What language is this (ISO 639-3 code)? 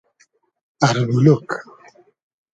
haz